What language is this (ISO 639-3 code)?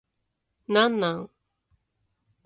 jpn